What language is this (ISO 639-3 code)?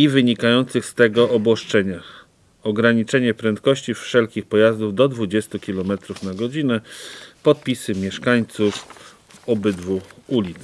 pol